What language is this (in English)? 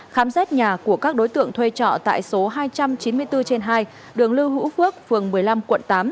Vietnamese